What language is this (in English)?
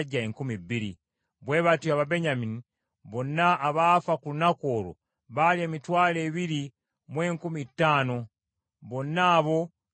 Ganda